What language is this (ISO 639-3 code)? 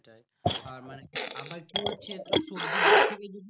ben